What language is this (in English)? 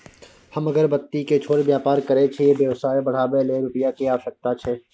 Maithili